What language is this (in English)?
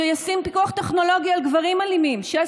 Hebrew